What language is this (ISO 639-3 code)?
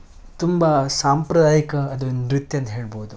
kan